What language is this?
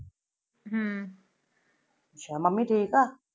Punjabi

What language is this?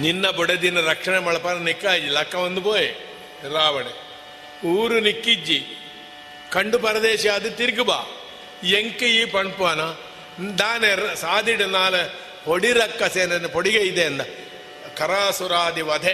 Kannada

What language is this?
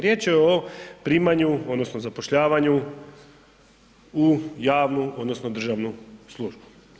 Croatian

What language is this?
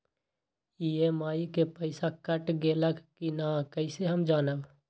Magahi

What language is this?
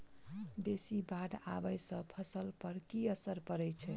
Maithili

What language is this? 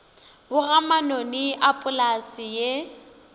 Northern Sotho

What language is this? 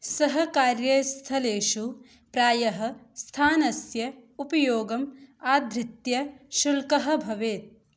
Sanskrit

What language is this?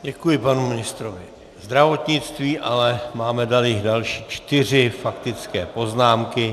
Czech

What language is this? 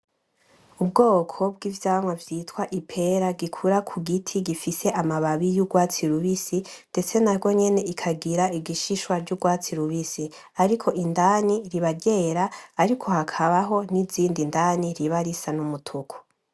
Rundi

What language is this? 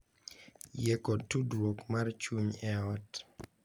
Luo (Kenya and Tanzania)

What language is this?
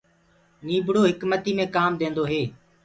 Gurgula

